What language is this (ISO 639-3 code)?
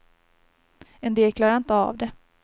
swe